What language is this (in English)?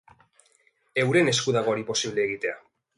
Basque